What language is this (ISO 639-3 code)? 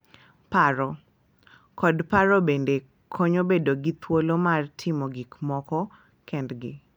luo